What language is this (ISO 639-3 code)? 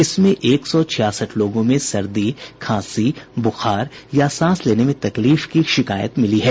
hin